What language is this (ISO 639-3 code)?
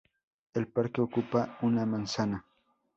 spa